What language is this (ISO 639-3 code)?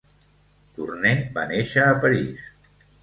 cat